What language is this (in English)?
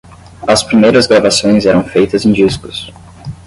Portuguese